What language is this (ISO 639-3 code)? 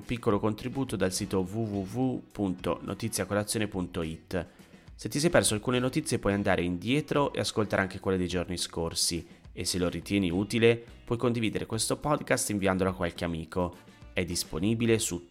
ita